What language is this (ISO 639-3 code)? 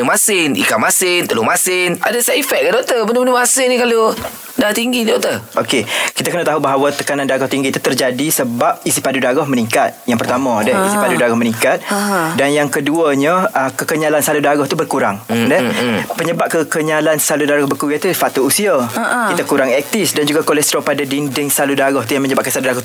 msa